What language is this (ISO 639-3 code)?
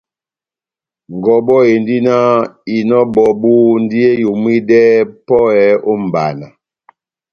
bnm